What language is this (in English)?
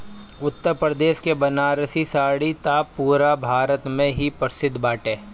Bhojpuri